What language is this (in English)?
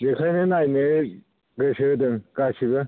Bodo